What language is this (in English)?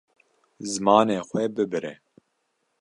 Kurdish